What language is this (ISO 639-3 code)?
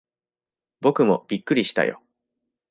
jpn